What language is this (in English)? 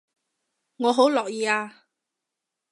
Cantonese